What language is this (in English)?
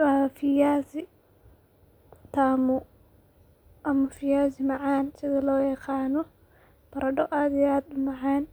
Somali